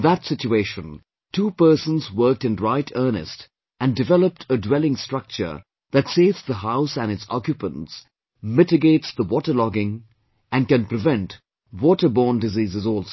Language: English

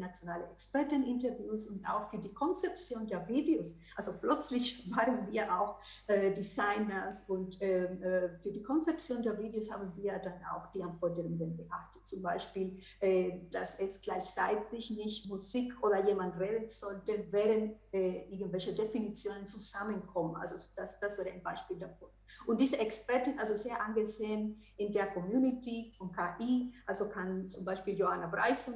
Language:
German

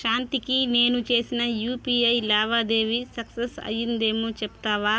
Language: Telugu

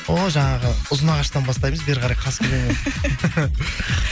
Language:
Kazakh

